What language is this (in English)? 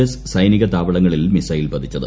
Malayalam